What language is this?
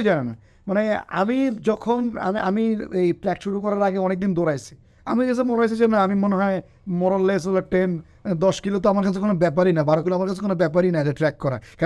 Bangla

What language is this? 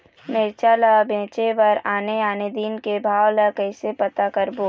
Chhattisgarhi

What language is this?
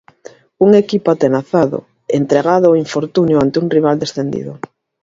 Galician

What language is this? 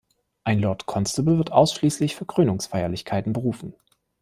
German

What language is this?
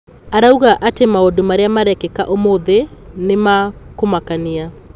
Kikuyu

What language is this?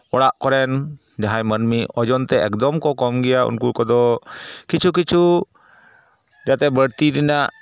Santali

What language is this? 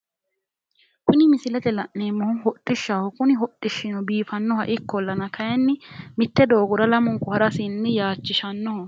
Sidamo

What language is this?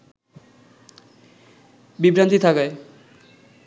Bangla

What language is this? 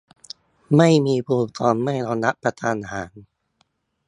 Thai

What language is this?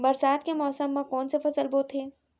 Chhattisgarhi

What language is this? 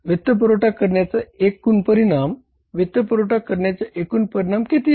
Marathi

